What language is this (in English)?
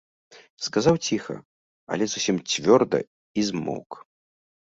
Belarusian